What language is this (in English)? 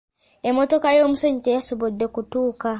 Ganda